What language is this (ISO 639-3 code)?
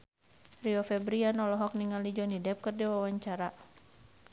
sun